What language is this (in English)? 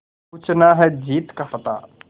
Hindi